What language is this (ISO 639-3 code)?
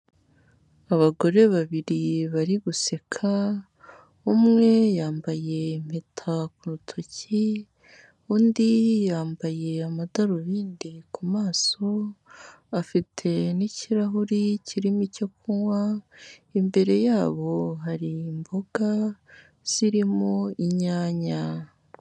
kin